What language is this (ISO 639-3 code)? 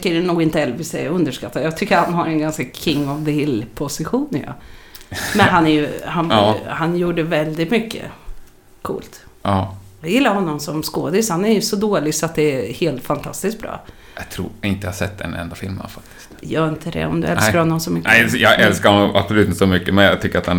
swe